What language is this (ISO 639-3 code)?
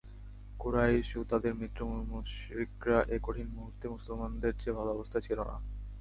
ben